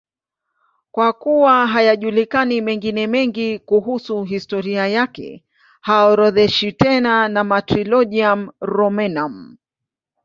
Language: Swahili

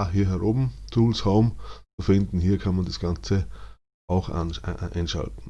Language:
German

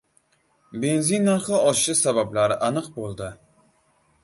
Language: Uzbek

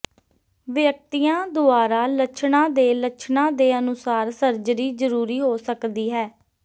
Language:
Punjabi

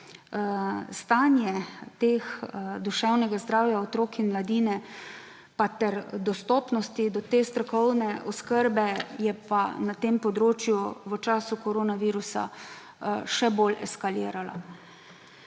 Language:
Slovenian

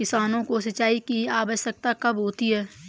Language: Hindi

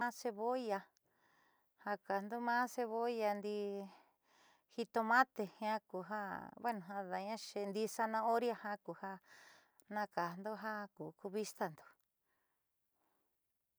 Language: Southeastern Nochixtlán Mixtec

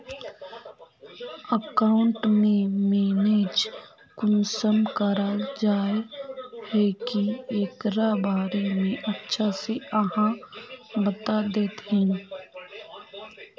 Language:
Magahi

